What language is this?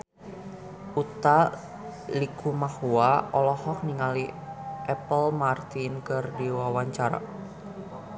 Sundanese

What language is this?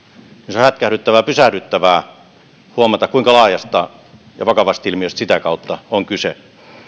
Finnish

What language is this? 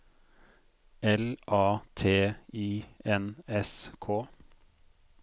Norwegian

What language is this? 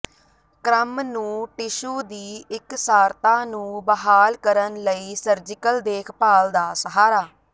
Punjabi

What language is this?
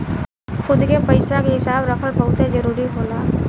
Bhojpuri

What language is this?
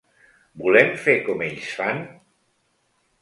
Catalan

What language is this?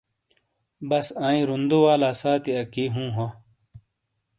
Shina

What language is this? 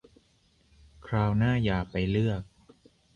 Thai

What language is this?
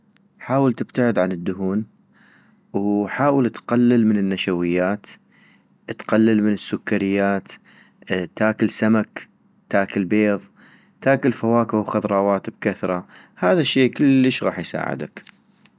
North Mesopotamian Arabic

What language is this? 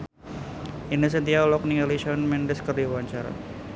Sundanese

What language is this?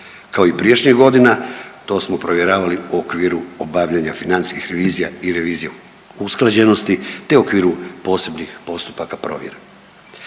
Croatian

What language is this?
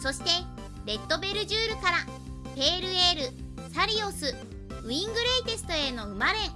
Japanese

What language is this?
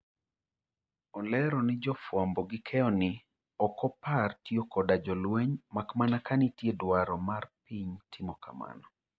Luo (Kenya and Tanzania)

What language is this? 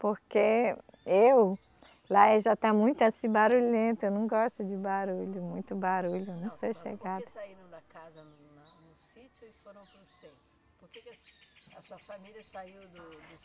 Portuguese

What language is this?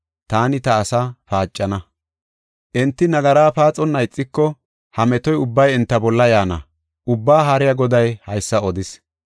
Gofa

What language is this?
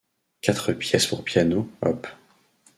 French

